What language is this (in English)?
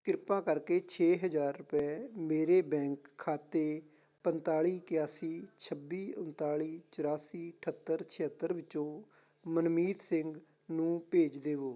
Punjabi